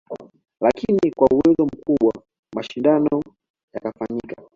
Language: Swahili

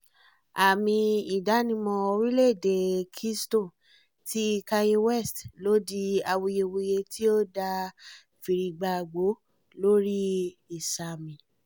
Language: Yoruba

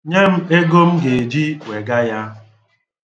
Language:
Igbo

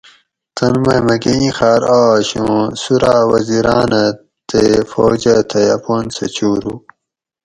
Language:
Gawri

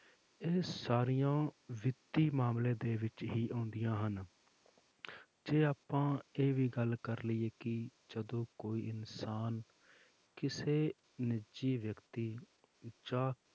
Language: Punjabi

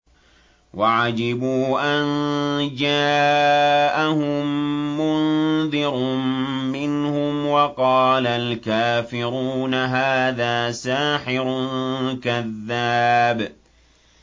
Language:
Arabic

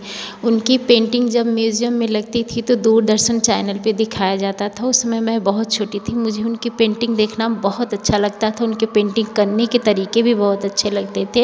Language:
Hindi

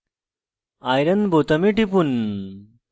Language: Bangla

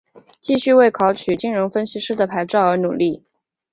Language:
Chinese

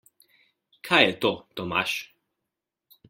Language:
Slovenian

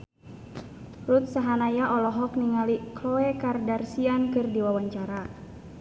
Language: Sundanese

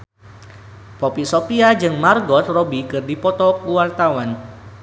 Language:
Sundanese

